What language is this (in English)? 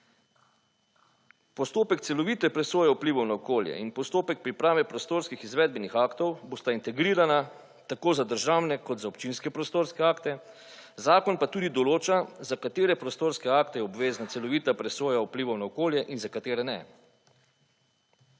Slovenian